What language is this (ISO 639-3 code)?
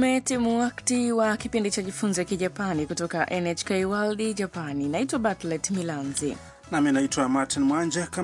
swa